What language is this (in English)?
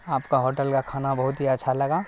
Urdu